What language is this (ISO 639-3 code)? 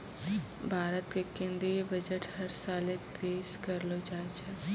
mai